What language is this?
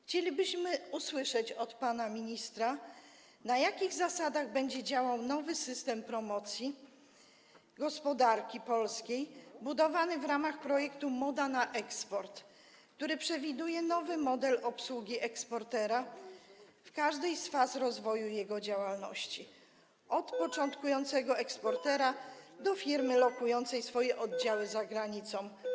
Polish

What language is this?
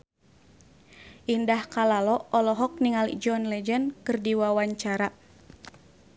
Sundanese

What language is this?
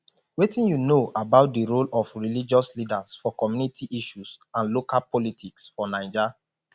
Nigerian Pidgin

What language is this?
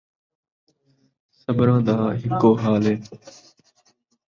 Saraiki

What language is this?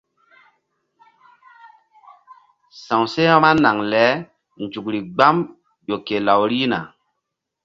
Mbum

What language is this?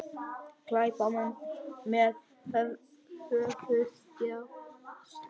Icelandic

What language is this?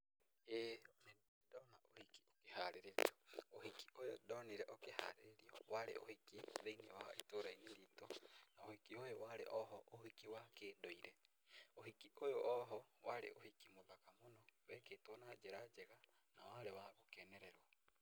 Kikuyu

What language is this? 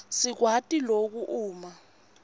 Swati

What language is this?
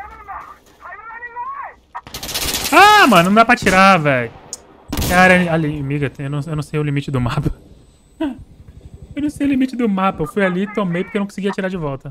Portuguese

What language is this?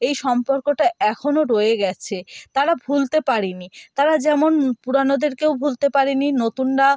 Bangla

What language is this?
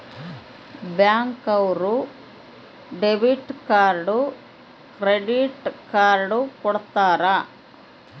Kannada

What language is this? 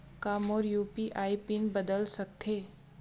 Chhattisgarhi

